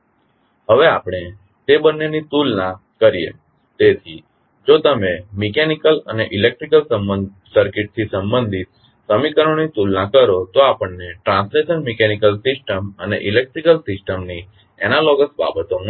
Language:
Gujarati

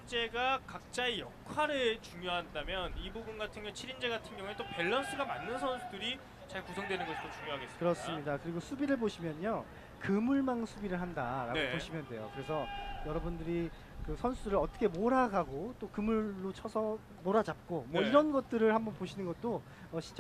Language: Korean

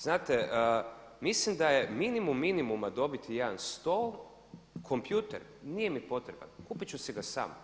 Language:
Croatian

